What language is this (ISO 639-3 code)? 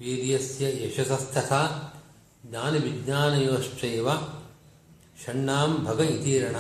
kan